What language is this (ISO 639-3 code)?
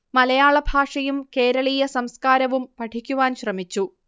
mal